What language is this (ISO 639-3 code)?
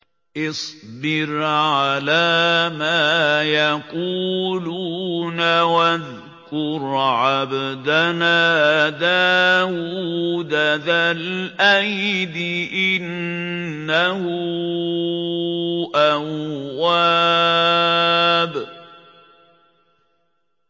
ara